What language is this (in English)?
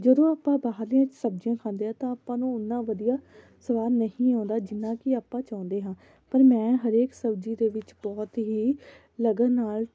Punjabi